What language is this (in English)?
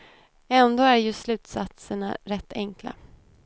Swedish